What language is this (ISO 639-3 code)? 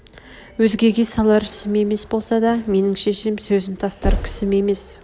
kaz